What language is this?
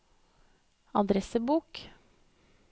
Norwegian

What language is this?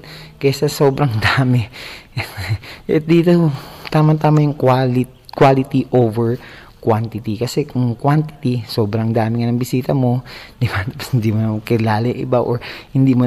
Filipino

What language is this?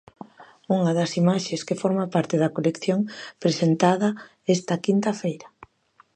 Galician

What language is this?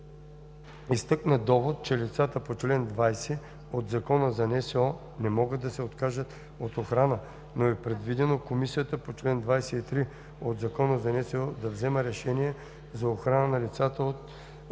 Bulgarian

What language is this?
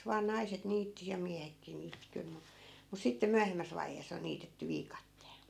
Finnish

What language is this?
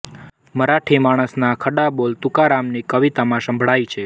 Gujarati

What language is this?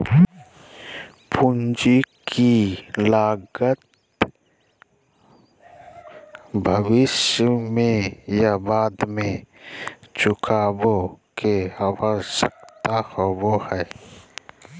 Magahi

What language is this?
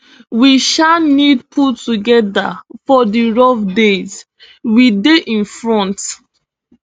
Nigerian Pidgin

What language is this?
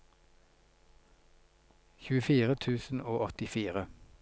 Norwegian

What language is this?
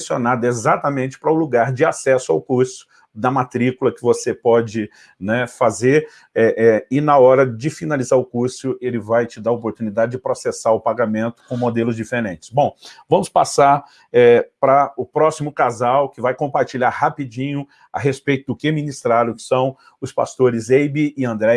Portuguese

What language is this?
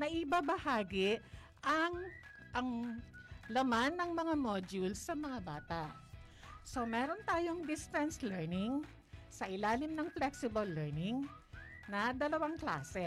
Filipino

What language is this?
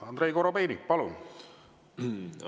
Estonian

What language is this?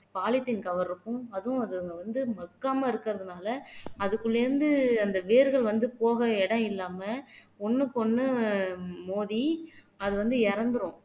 Tamil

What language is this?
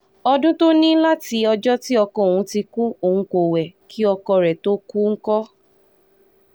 Yoruba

